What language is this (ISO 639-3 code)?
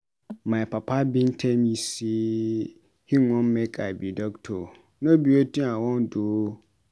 pcm